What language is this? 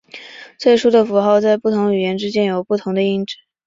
Chinese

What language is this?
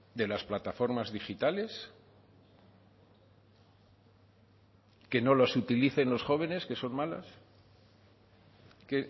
Spanish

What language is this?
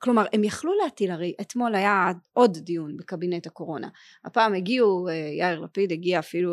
Hebrew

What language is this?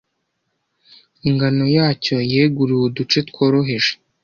Kinyarwanda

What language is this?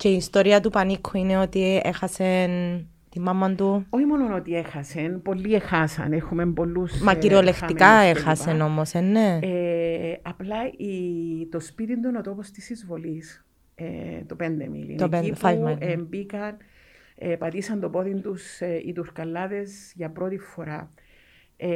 Greek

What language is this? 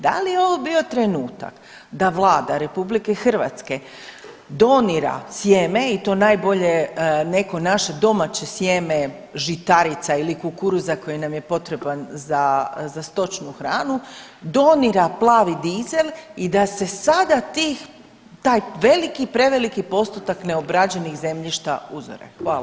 Croatian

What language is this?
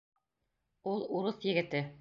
Bashkir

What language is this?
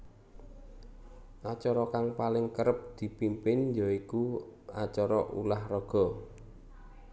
Javanese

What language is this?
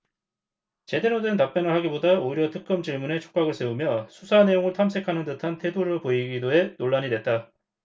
Korean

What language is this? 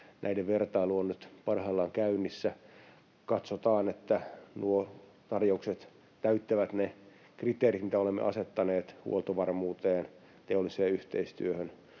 Finnish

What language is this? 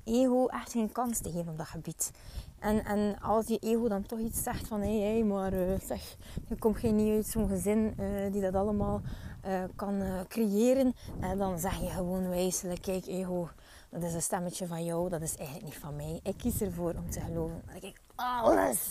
Dutch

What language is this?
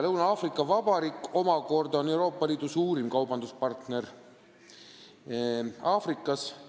Estonian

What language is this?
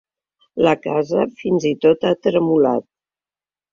Catalan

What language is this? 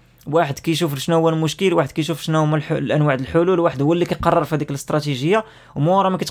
Arabic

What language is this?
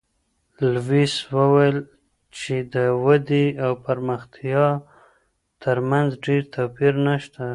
Pashto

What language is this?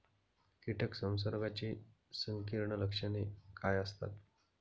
Marathi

